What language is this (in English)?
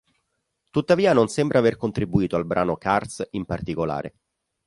Italian